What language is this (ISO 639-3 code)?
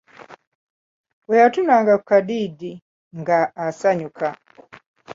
lug